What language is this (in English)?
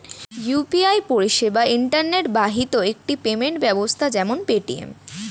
Bangla